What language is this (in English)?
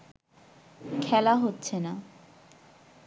Bangla